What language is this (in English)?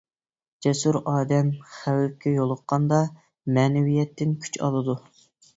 Uyghur